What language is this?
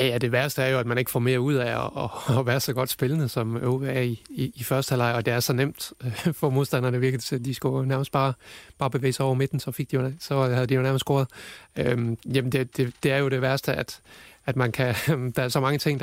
Danish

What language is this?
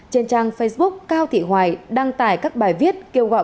Vietnamese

